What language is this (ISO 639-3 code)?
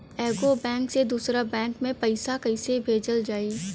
bho